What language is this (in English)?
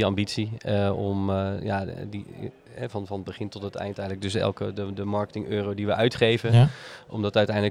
Dutch